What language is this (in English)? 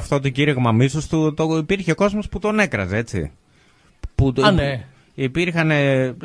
Greek